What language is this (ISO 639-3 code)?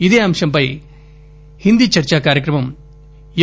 tel